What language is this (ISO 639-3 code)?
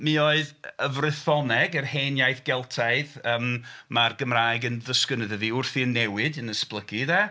cym